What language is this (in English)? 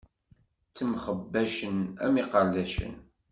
Kabyle